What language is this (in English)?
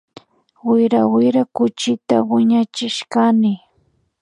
Imbabura Highland Quichua